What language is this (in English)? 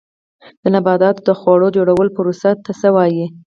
Pashto